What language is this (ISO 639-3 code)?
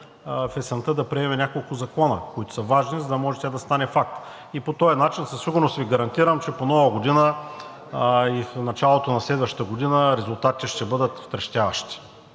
bul